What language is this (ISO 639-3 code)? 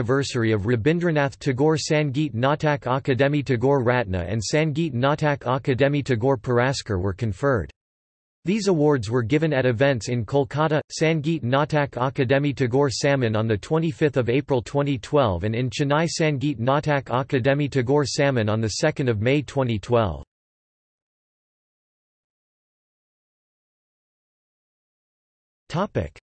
eng